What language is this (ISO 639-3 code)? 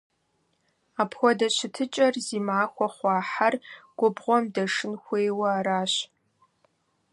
kbd